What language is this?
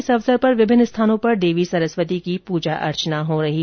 Hindi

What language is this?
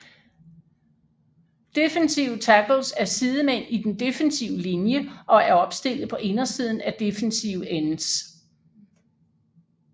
Danish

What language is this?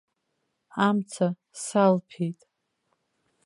Abkhazian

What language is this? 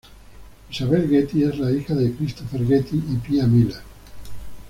Spanish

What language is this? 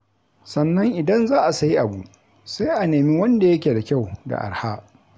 Hausa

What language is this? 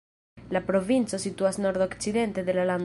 Esperanto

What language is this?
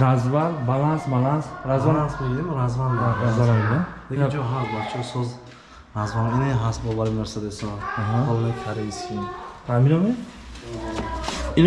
Turkish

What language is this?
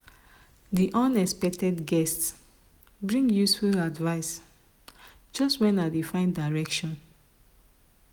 Nigerian Pidgin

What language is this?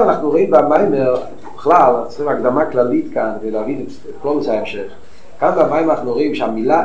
Hebrew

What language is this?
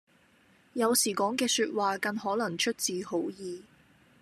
Cantonese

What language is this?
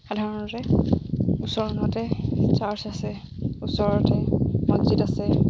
Assamese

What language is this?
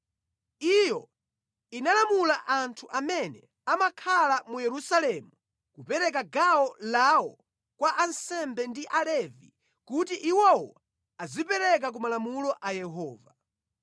Nyanja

